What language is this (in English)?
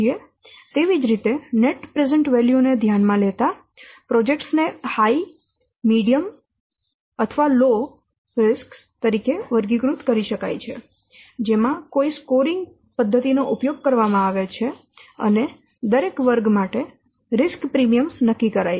Gujarati